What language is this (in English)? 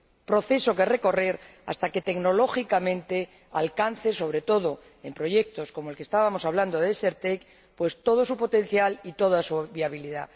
Spanish